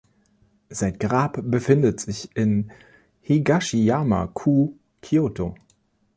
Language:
German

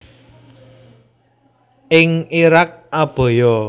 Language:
Javanese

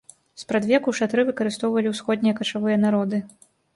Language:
Belarusian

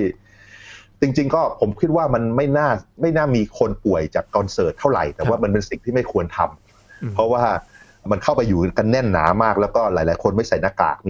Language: Thai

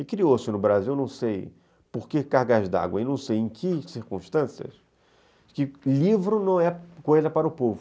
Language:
Portuguese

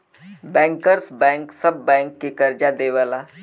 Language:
Bhojpuri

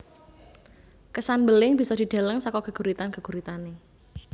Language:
Javanese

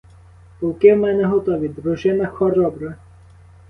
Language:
Ukrainian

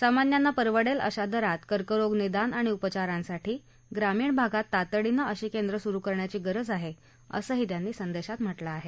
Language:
Marathi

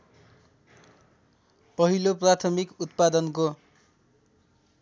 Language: Nepali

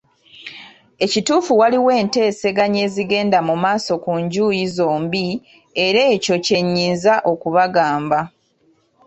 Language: Ganda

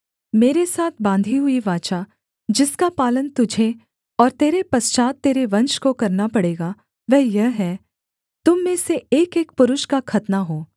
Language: Hindi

